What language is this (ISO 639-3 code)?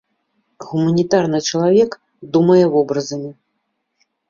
bel